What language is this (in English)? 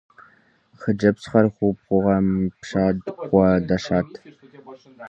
Kabardian